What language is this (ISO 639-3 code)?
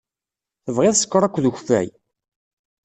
kab